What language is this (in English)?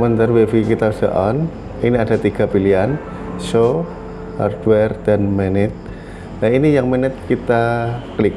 Indonesian